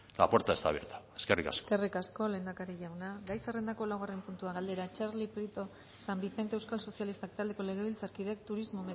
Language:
Basque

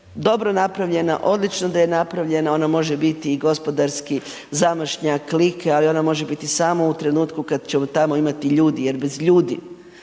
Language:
Croatian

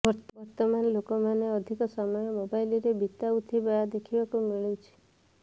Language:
Odia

